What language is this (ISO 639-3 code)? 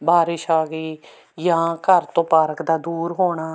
pan